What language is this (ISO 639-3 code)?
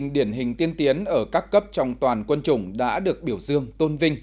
vie